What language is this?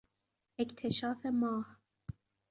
Persian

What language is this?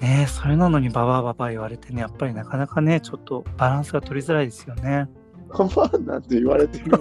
Japanese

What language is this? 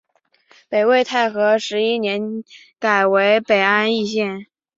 Chinese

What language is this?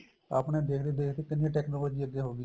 Punjabi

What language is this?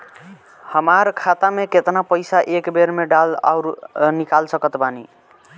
Bhojpuri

